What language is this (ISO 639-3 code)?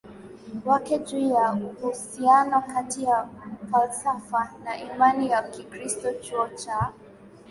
swa